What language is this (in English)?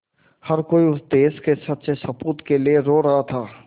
Hindi